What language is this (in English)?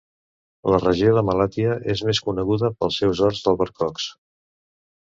Catalan